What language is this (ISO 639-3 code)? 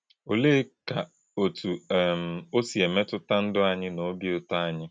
ibo